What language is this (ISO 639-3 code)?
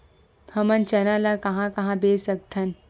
hne